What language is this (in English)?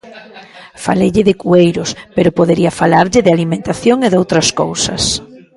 Galician